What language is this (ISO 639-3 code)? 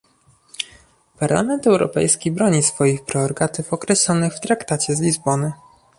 pol